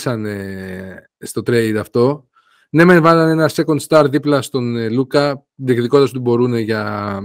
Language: Greek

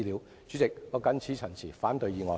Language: Cantonese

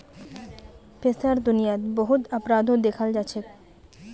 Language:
Magahi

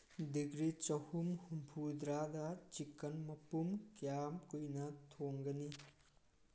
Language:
Manipuri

